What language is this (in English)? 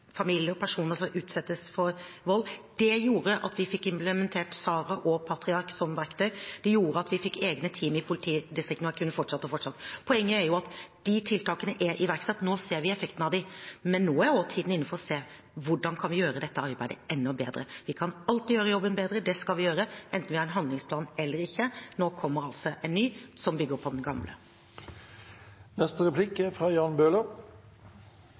Norwegian Bokmål